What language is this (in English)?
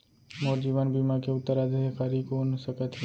Chhattisgarhi